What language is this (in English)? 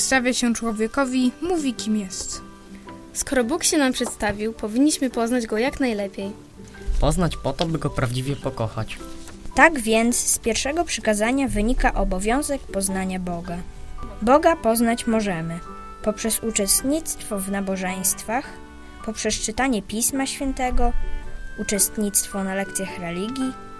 Polish